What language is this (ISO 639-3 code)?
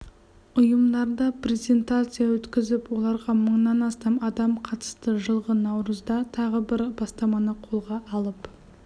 kaz